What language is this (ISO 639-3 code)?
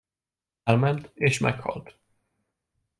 hun